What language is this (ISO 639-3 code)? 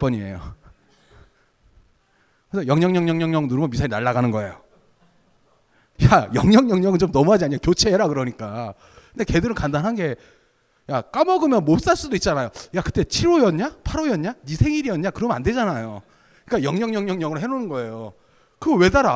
kor